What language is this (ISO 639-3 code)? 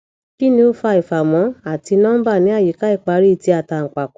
yor